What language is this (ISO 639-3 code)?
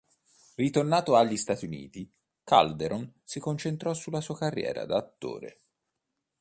ita